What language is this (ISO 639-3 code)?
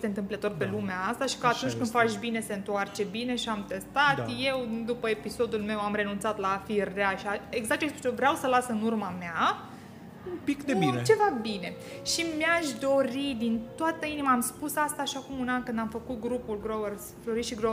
ron